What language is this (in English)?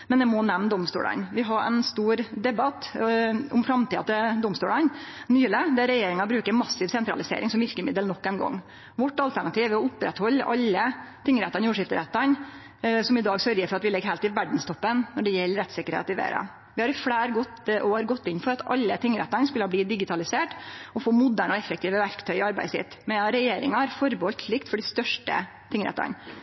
Norwegian Nynorsk